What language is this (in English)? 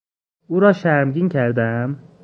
Persian